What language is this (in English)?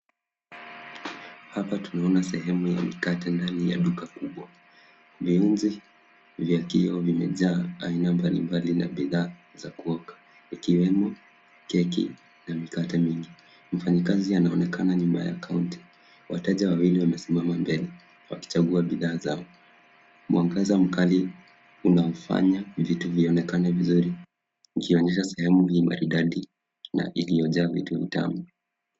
Swahili